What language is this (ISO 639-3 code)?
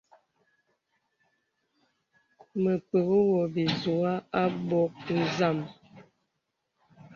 beb